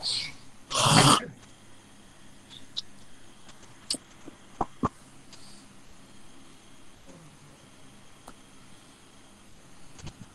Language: Malay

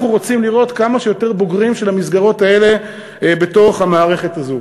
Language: Hebrew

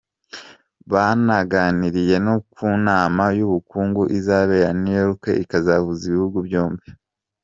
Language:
Kinyarwanda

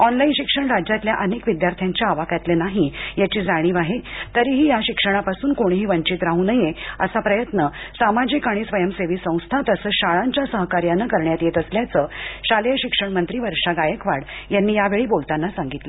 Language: Marathi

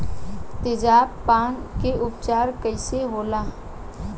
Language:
Bhojpuri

